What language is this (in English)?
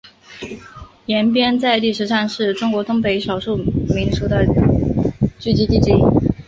Chinese